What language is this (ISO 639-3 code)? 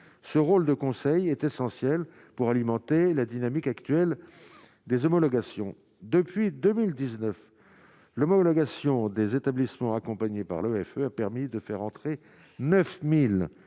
fra